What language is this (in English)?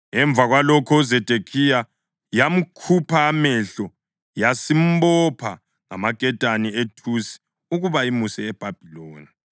North Ndebele